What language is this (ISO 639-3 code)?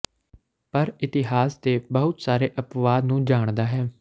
pan